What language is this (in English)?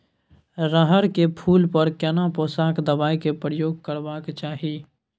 Maithili